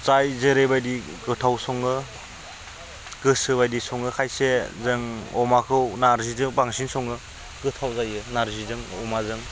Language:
Bodo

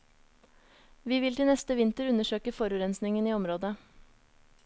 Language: Norwegian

